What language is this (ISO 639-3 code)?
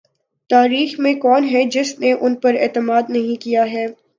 urd